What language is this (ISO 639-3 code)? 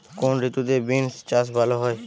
ben